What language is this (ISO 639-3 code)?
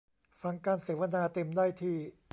tha